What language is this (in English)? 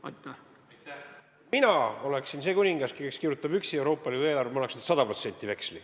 Estonian